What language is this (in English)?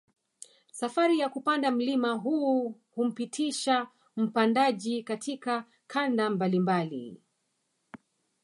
Swahili